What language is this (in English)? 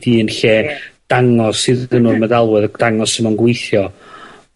Welsh